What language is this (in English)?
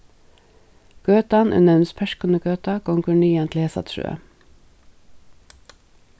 Faroese